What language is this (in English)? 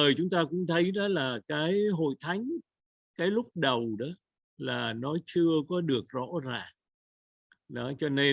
Vietnamese